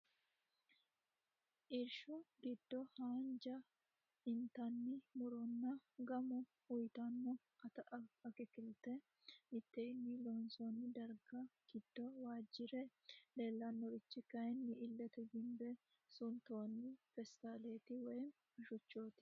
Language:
Sidamo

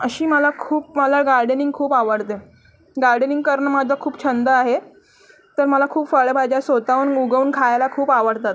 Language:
Marathi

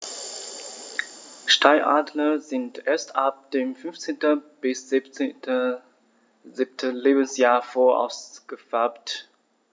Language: German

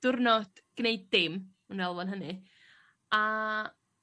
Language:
Welsh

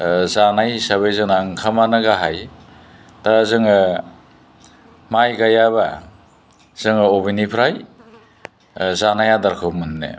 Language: Bodo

